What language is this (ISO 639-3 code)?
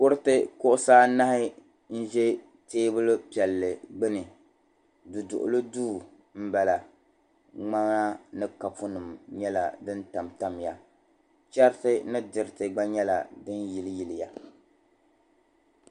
dag